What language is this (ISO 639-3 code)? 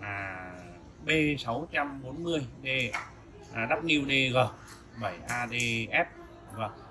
vie